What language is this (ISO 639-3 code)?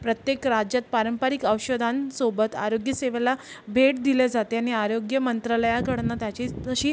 mar